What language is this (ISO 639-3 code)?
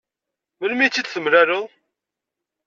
kab